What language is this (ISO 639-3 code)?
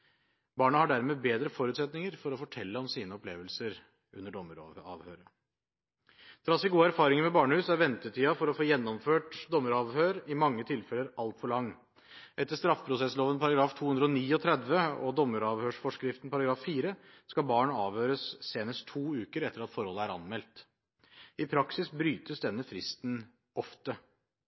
nob